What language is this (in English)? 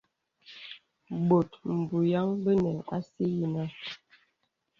Bebele